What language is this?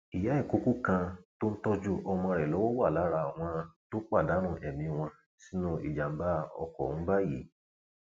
Yoruba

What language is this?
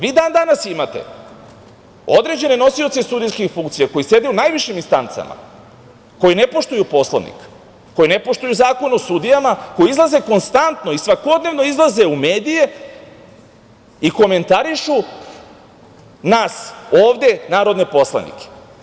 Serbian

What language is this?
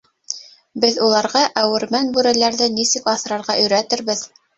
Bashkir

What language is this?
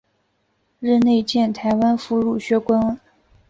Chinese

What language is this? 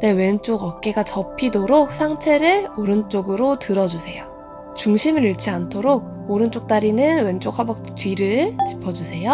Korean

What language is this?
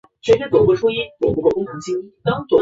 Chinese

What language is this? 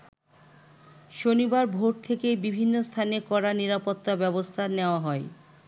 Bangla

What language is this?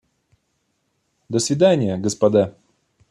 Russian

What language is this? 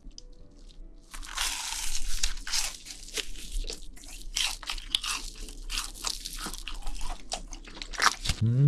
Korean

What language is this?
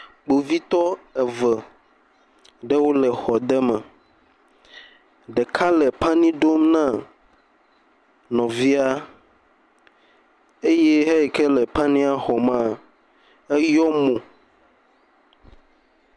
Ewe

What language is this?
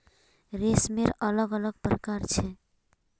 Magahi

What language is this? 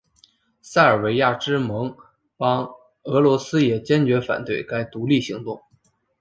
Chinese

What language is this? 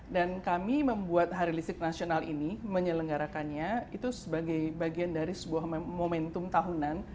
Indonesian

